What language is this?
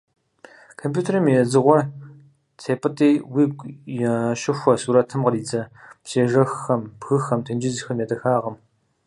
Kabardian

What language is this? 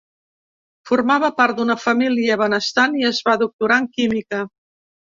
Catalan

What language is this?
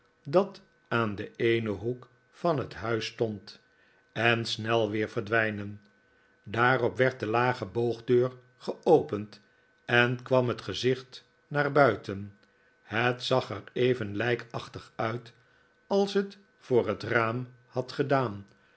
Dutch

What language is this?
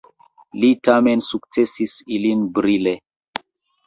Esperanto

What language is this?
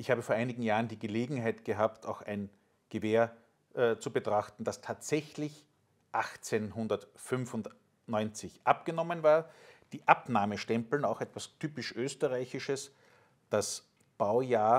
German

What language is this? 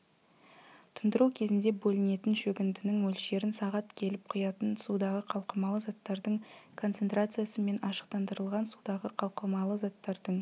Kazakh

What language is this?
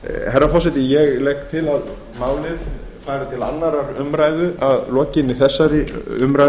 Icelandic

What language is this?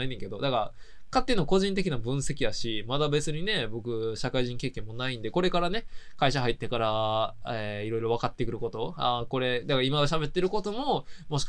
Japanese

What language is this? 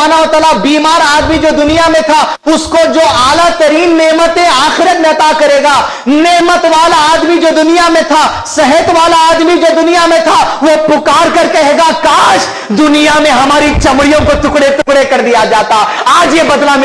Hindi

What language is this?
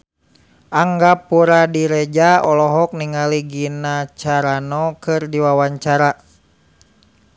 Sundanese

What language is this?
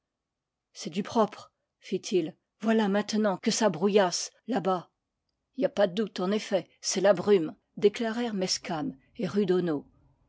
French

